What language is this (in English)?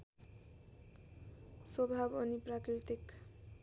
Nepali